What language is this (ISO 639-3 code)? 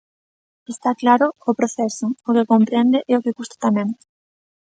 glg